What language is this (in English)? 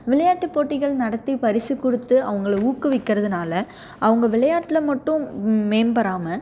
Tamil